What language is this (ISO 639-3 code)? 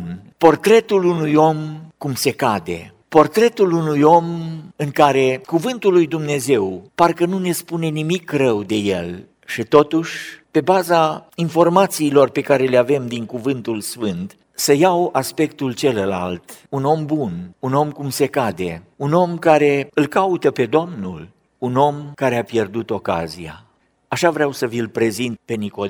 ron